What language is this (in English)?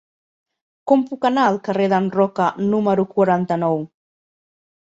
Catalan